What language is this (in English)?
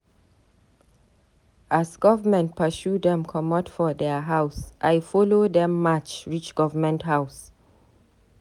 Nigerian Pidgin